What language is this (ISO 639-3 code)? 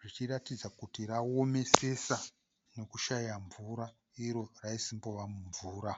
sna